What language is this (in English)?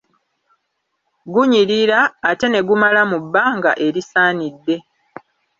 Ganda